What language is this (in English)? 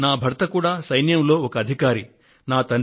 Telugu